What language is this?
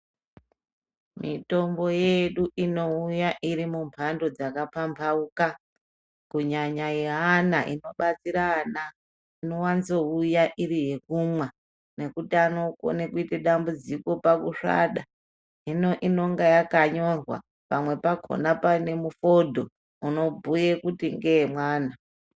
Ndau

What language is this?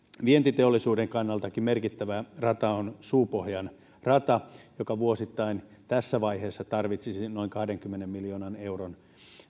Finnish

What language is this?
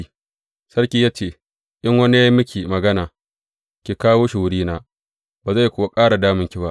Hausa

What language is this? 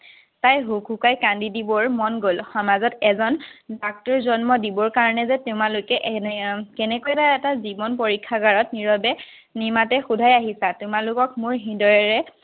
Assamese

